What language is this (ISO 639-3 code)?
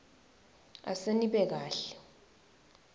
ssw